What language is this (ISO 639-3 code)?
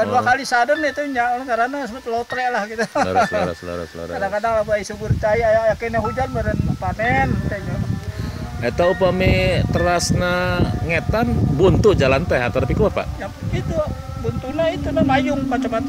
ind